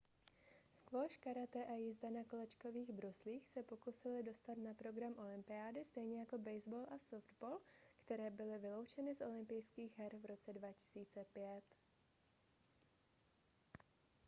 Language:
Czech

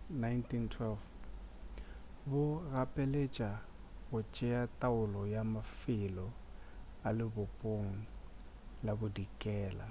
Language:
Northern Sotho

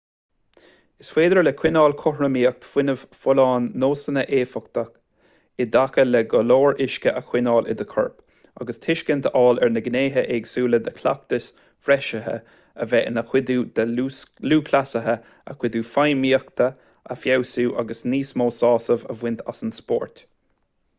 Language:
Irish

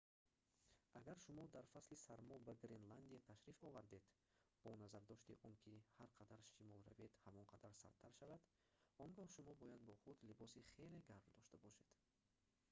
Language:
Tajik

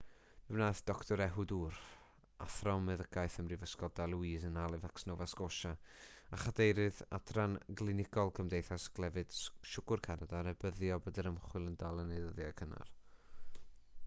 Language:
Welsh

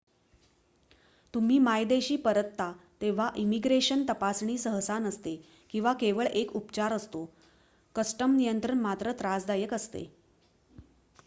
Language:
Marathi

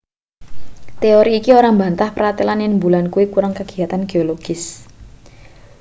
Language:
Javanese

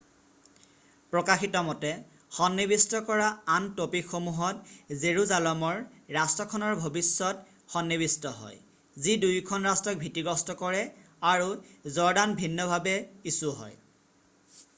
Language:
Assamese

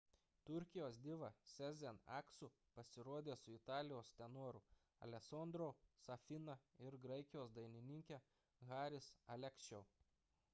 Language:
Lithuanian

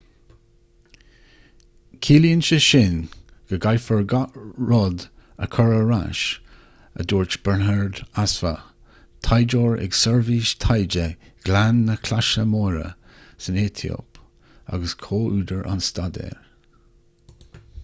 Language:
Irish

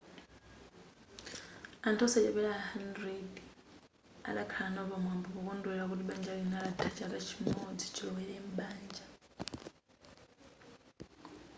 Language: Nyanja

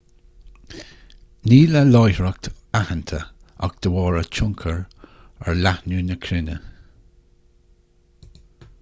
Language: Irish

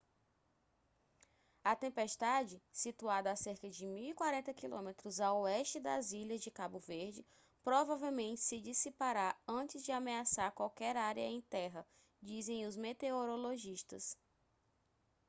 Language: Portuguese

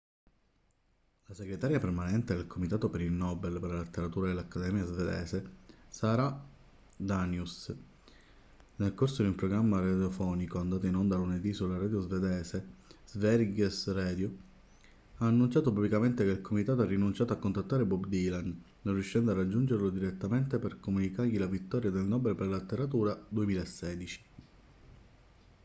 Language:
Italian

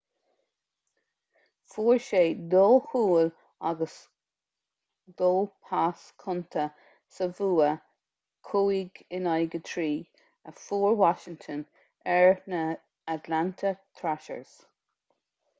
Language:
Irish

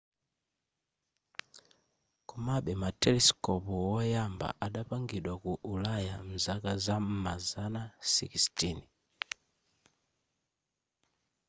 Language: Nyanja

